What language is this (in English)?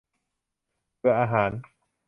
Thai